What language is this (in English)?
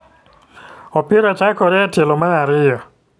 Luo (Kenya and Tanzania)